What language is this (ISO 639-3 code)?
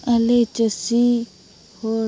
sat